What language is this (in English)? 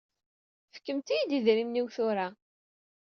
Kabyle